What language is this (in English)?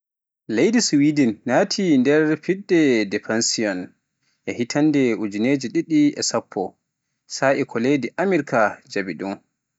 Pular